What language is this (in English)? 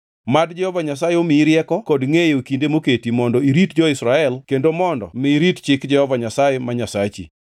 Luo (Kenya and Tanzania)